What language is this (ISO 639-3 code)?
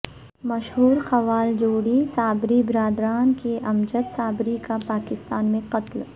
urd